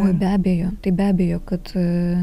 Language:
Lithuanian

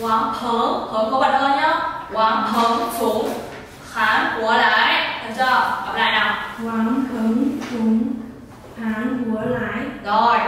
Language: Vietnamese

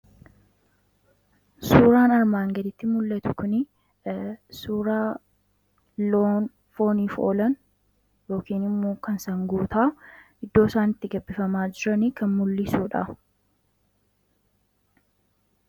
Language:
Oromo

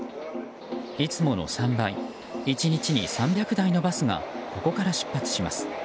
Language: Japanese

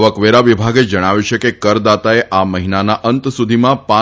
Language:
Gujarati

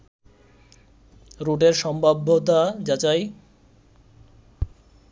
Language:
Bangla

